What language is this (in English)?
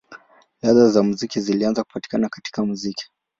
Swahili